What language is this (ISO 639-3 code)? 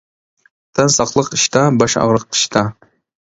uig